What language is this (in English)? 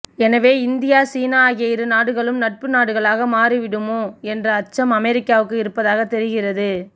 Tamil